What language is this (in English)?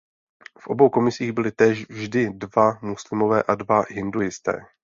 Czech